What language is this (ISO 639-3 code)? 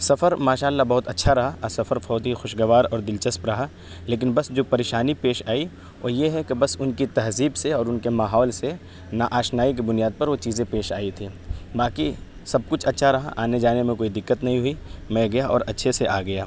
urd